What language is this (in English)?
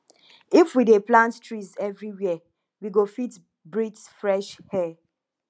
Nigerian Pidgin